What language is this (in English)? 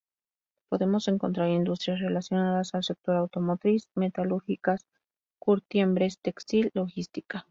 Spanish